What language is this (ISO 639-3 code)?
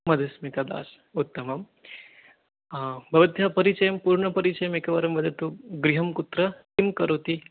san